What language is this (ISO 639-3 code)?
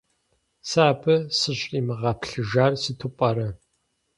kbd